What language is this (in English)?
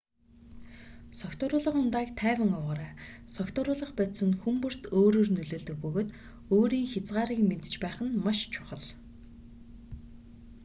Mongolian